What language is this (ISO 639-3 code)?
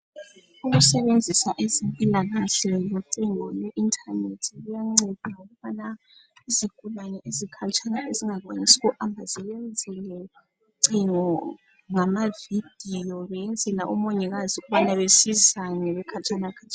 nde